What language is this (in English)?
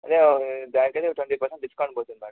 Telugu